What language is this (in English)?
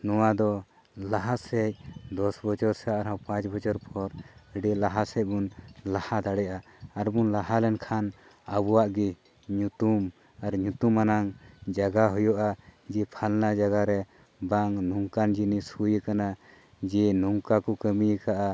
Santali